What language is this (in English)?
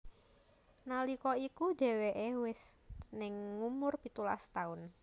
Javanese